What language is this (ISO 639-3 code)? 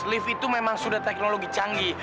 ind